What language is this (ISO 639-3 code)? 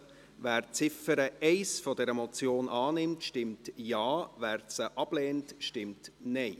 gsw